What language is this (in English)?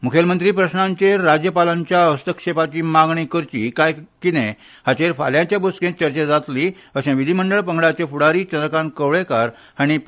Konkani